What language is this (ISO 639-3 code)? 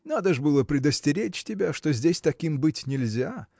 rus